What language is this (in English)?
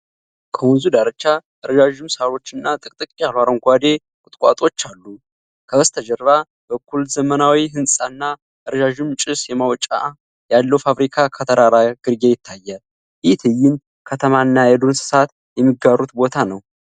Amharic